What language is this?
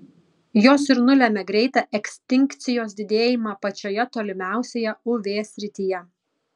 Lithuanian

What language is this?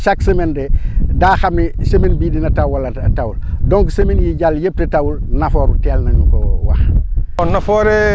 Wolof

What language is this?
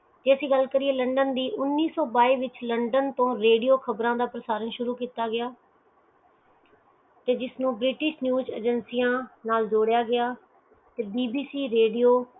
Punjabi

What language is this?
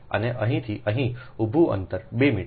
Gujarati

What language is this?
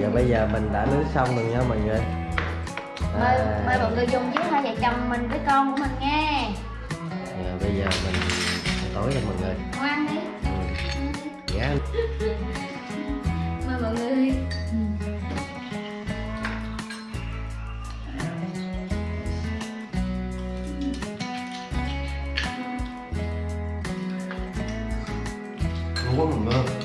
Vietnamese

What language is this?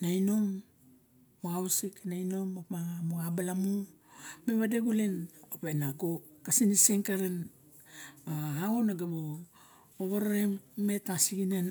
Barok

